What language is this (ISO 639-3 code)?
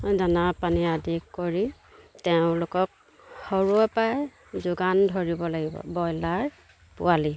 asm